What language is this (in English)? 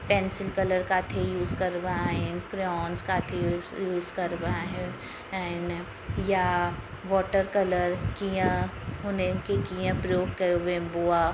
Sindhi